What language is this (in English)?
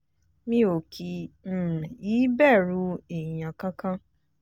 Yoruba